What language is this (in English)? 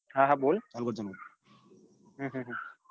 Gujarati